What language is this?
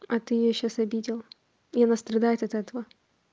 Russian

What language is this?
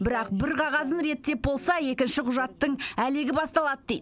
Kazakh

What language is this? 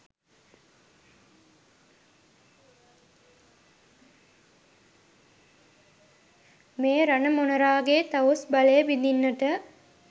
Sinhala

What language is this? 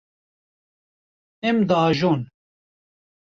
Kurdish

